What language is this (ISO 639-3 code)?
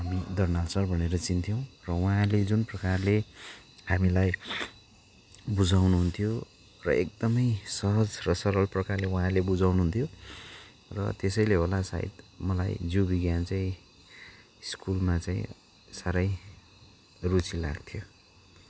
nep